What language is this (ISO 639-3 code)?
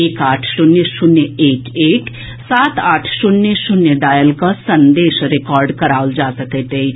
mai